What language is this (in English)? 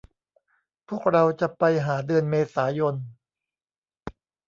Thai